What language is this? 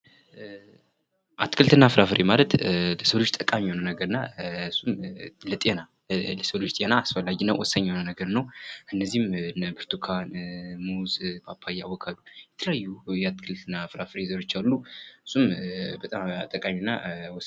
Amharic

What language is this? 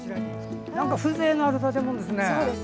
Japanese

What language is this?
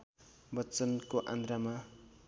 Nepali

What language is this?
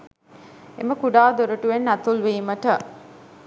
Sinhala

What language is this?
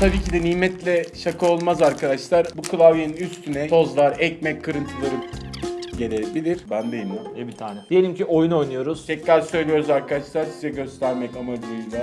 Turkish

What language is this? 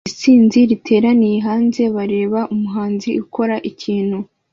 Kinyarwanda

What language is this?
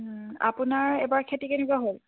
Assamese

